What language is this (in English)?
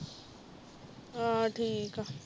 Punjabi